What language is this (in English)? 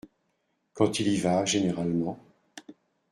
French